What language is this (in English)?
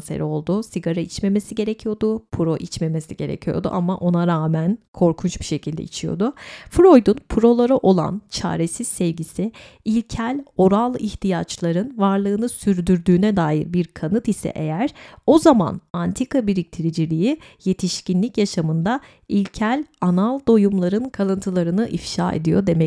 Turkish